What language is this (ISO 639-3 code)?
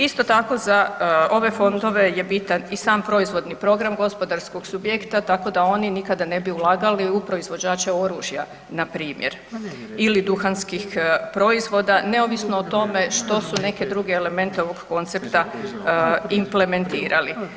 hrv